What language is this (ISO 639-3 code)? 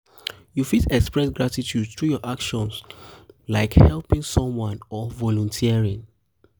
pcm